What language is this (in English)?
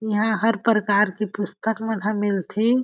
Chhattisgarhi